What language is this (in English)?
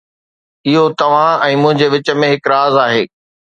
Sindhi